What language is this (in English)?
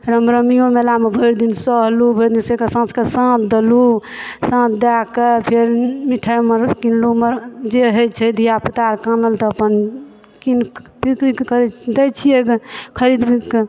Maithili